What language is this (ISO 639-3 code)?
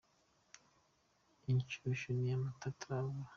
kin